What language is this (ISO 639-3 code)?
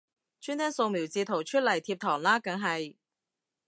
yue